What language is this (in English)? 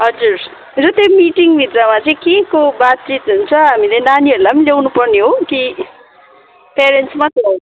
Nepali